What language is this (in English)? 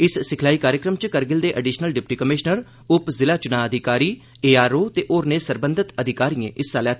Dogri